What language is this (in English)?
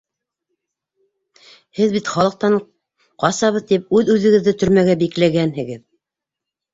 Bashkir